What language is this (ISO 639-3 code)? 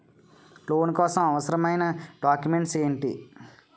tel